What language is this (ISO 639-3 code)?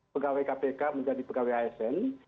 ind